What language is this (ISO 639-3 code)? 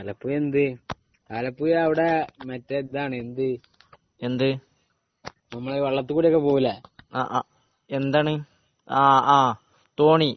mal